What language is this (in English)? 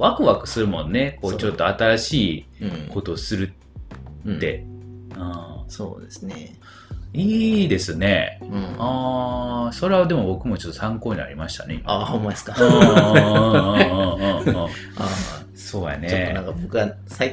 Japanese